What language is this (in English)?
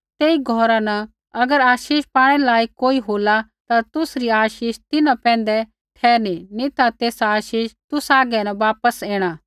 Kullu Pahari